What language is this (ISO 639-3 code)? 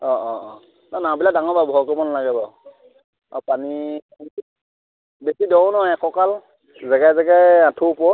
asm